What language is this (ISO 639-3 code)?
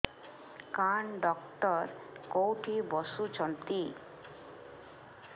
ori